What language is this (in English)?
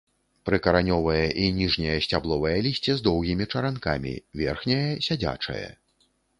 Belarusian